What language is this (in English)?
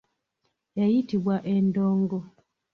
Ganda